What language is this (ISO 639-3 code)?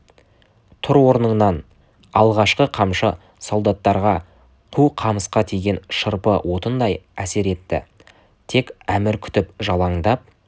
kaz